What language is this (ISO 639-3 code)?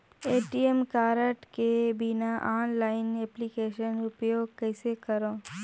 hne